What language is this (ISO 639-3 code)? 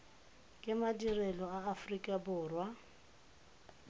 tsn